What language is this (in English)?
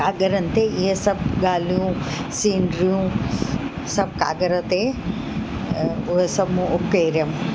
Sindhi